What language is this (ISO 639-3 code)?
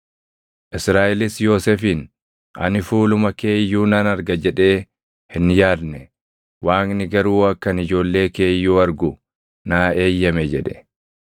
orm